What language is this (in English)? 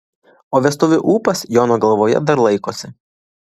Lithuanian